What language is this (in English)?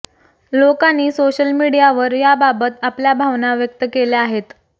Marathi